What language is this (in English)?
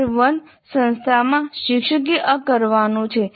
Gujarati